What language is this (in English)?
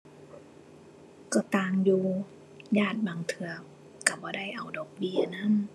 Thai